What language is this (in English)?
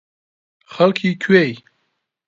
Central Kurdish